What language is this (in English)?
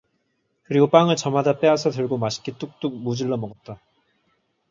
Korean